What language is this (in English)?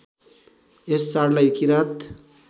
Nepali